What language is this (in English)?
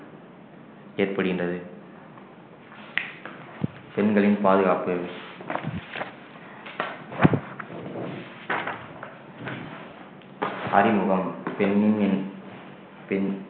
Tamil